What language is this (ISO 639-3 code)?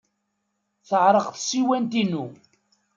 kab